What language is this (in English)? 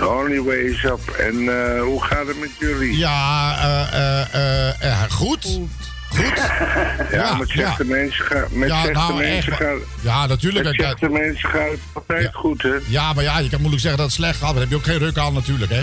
Dutch